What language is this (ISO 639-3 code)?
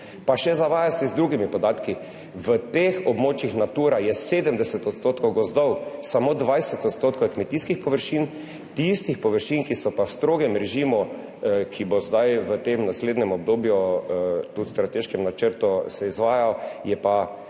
slv